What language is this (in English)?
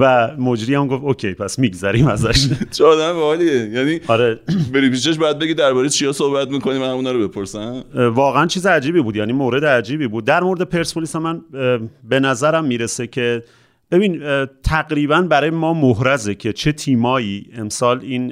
Persian